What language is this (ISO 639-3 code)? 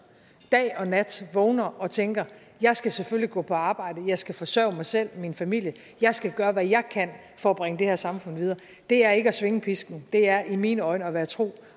dan